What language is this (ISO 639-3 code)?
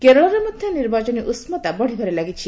ori